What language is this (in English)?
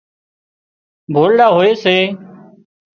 Wadiyara Koli